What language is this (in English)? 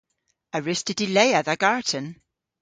Cornish